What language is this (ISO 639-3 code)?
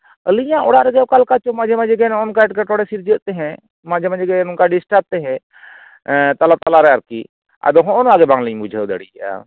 sat